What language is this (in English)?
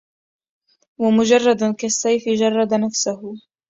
Arabic